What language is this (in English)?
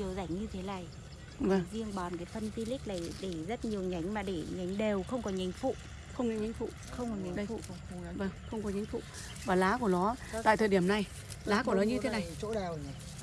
Vietnamese